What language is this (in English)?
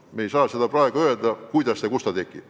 Estonian